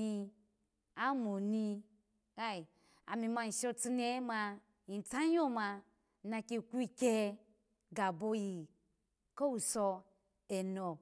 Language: Alago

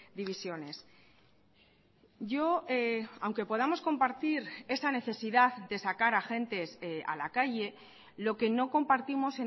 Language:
Spanish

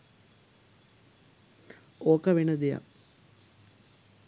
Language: Sinhala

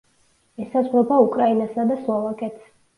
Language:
Georgian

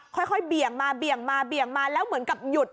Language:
Thai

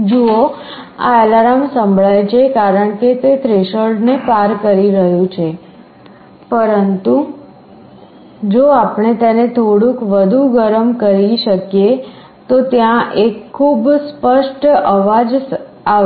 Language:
Gujarati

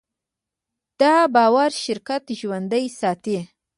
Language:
Pashto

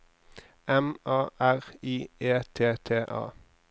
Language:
Norwegian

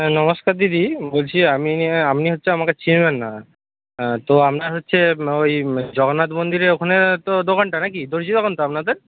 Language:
Bangla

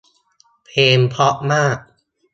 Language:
Thai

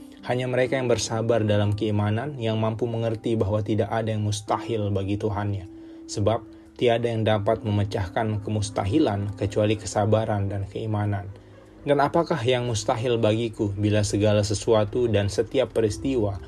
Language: Indonesian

